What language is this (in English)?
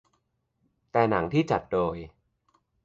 Thai